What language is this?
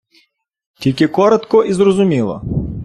Ukrainian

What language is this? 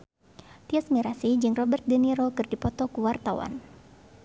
Sundanese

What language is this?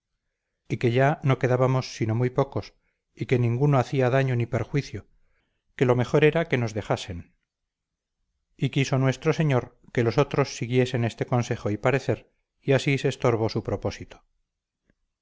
Spanish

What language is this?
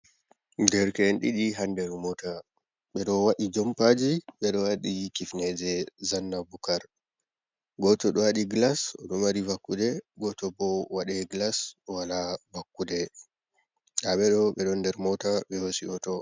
Fula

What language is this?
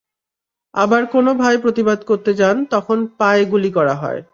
Bangla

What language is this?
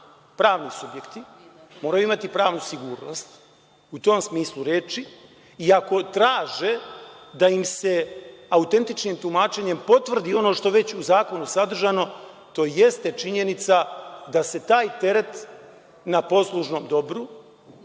Serbian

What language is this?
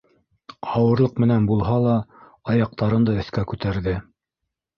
Bashkir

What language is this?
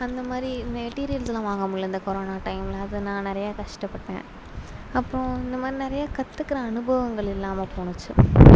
Tamil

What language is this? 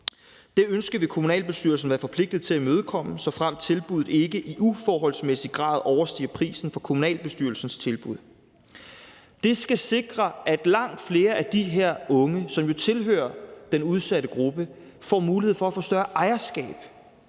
Danish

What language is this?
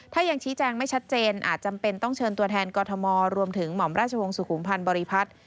Thai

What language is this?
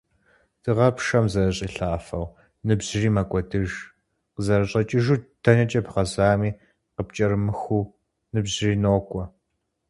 Kabardian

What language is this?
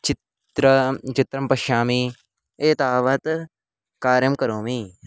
Sanskrit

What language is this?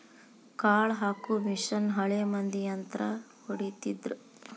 Kannada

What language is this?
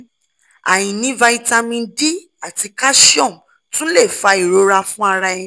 Yoruba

